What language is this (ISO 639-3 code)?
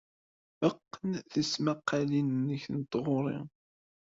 kab